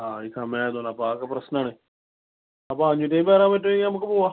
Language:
Malayalam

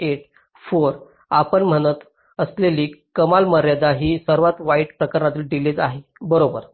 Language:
Marathi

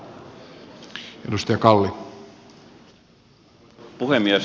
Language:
Finnish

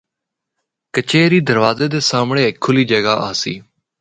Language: Northern Hindko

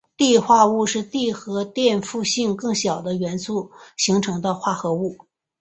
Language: Chinese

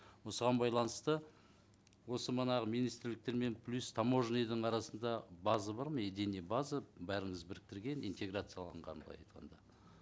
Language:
Kazakh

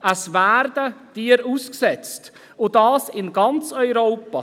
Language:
Swiss German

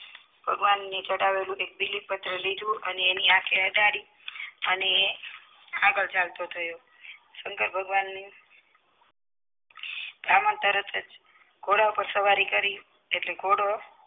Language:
Gujarati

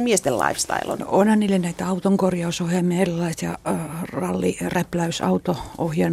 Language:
Finnish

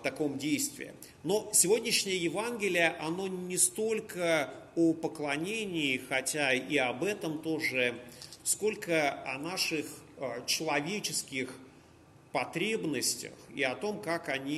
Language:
Russian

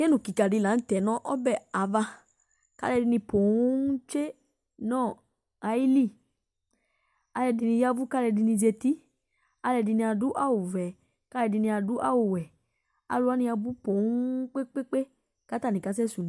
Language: Ikposo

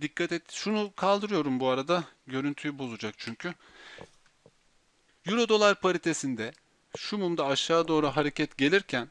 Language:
Turkish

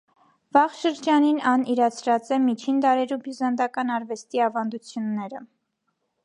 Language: Armenian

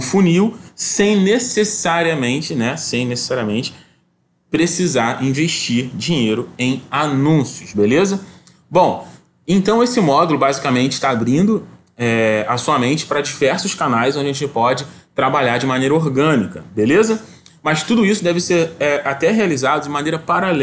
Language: Portuguese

